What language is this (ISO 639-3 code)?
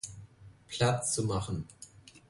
deu